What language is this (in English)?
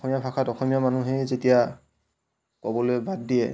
Assamese